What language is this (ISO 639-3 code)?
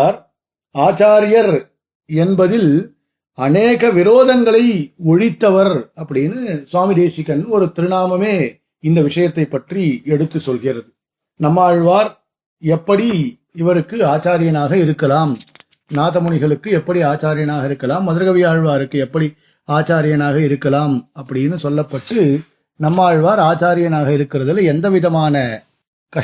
tam